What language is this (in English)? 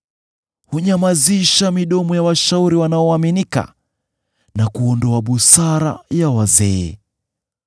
Swahili